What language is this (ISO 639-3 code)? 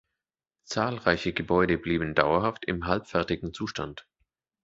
deu